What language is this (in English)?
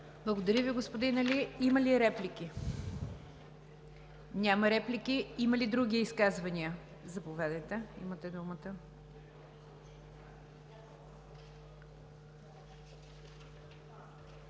Bulgarian